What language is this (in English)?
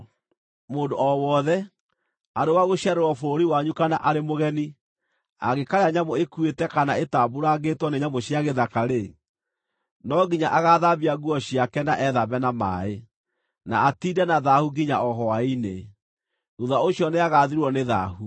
Kikuyu